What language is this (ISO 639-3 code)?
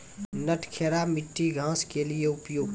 mai